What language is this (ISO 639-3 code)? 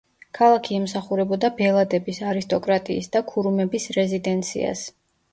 kat